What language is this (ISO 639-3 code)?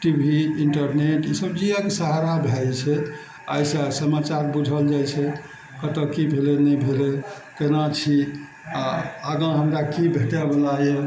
mai